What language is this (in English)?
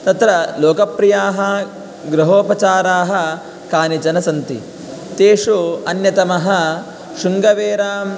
Sanskrit